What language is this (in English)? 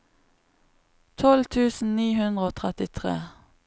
Norwegian